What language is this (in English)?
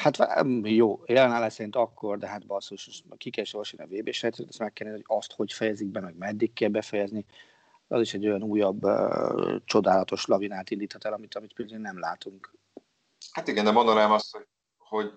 Hungarian